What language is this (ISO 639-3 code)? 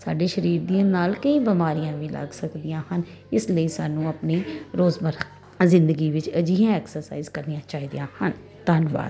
pan